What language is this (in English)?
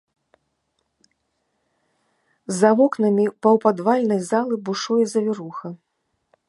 Belarusian